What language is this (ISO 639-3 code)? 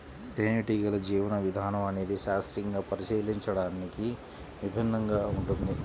tel